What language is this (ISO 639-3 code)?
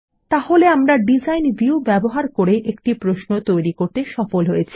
ben